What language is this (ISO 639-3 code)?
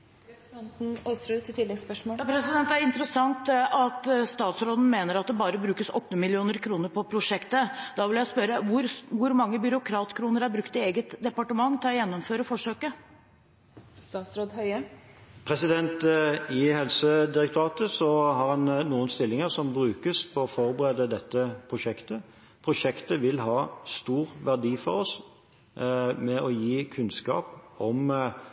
nob